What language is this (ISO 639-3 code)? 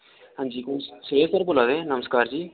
doi